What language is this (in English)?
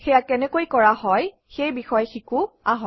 Assamese